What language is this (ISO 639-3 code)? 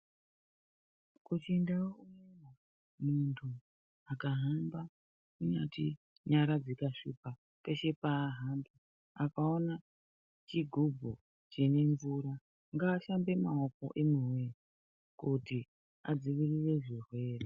ndc